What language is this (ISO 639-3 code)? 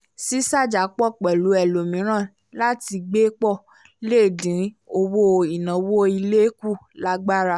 yor